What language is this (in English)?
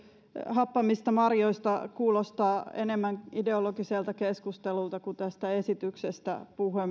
Finnish